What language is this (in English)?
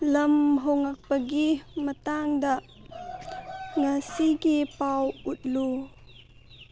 Manipuri